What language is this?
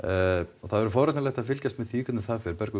Icelandic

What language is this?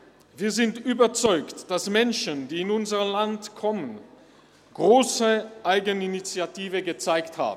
Swiss German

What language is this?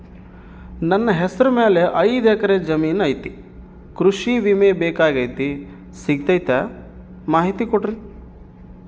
Kannada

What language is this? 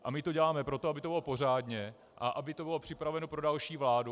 Czech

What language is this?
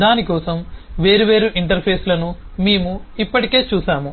Telugu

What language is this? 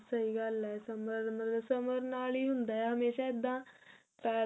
Punjabi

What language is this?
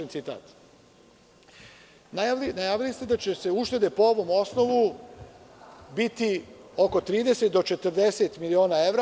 Serbian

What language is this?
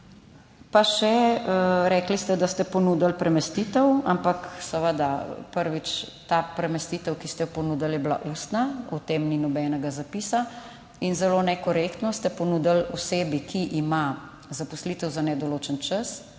Slovenian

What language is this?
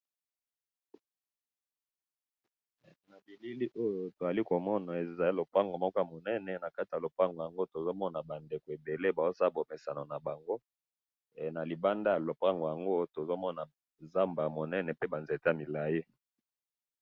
Lingala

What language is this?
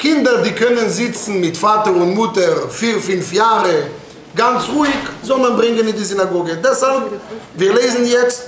German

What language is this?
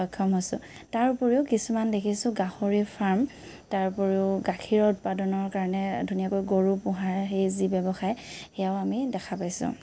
Assamese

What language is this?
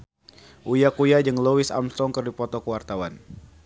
Sundanese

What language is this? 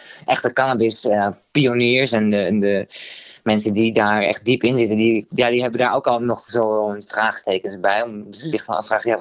Dutch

